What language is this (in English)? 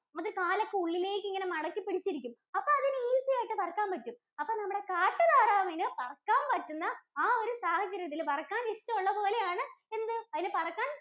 Malayalam